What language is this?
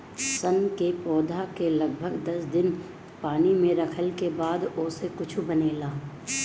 Bhojpuri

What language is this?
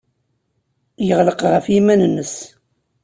Kabyle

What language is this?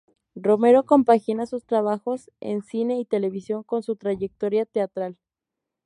Spanish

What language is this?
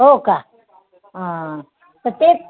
Marathi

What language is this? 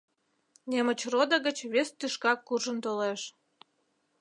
Mari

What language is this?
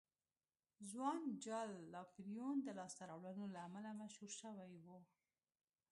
Pashto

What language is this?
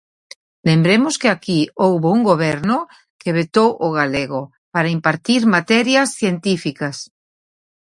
Galician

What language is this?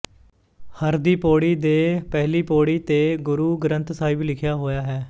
Punjabi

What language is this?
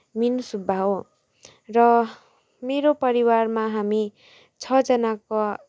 Nepali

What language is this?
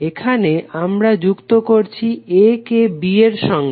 Bangla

